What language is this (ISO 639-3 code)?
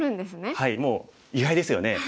jpn